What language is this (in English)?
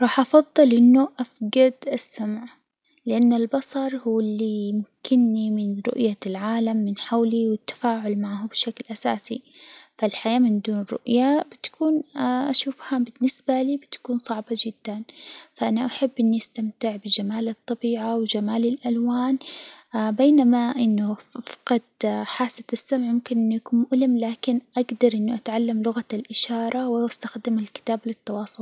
Hijazi Arabic